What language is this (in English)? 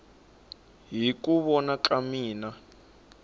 Tsonga